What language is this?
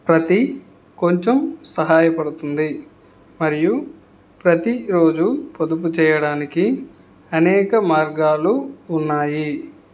Telugu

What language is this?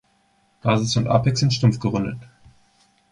German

